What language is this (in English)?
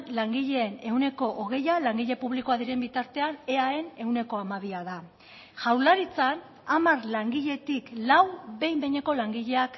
Basque